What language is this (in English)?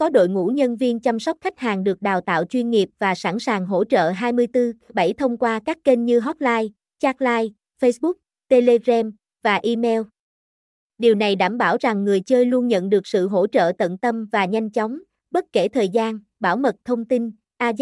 Vietnamese